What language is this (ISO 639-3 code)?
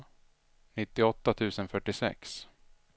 swe